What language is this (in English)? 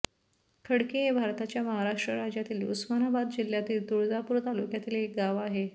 Marathi